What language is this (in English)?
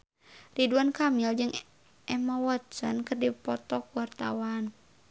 Sundanese